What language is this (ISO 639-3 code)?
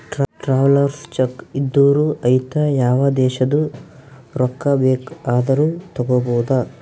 kan